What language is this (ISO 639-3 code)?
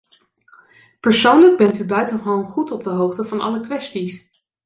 nld